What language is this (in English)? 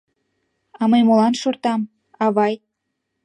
Mari